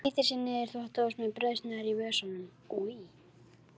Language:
Icelandic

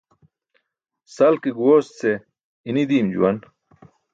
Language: Burushaski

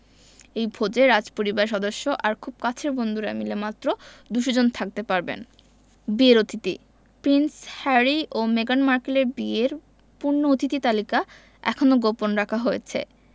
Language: Bangla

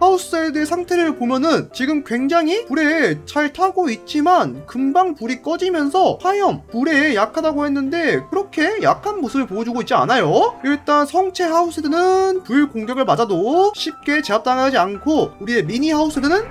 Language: Korean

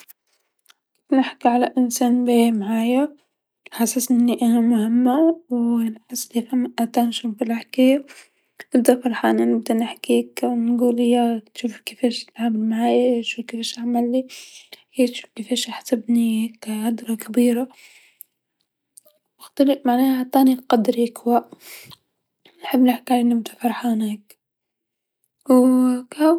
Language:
Tunisian Arabic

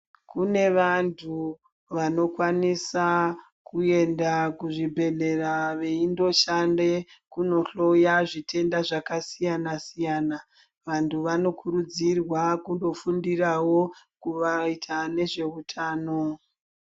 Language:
Ndau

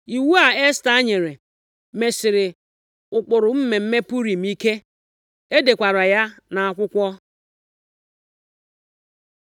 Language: Igbo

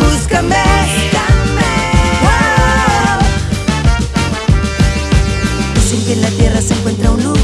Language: Spanish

